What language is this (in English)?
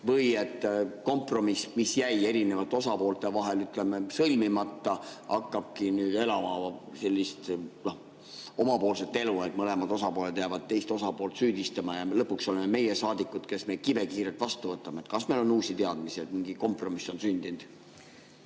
Estonian